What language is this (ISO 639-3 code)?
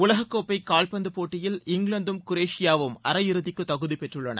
tam